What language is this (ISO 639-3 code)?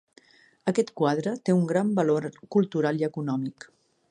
cat